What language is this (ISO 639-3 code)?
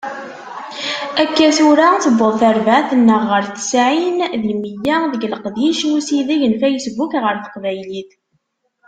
kab